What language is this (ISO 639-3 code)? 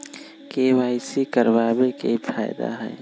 mag